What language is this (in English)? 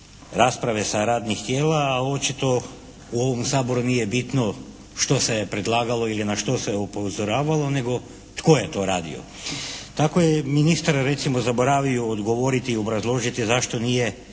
Croatian